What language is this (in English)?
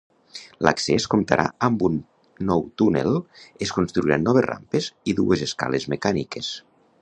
Catalan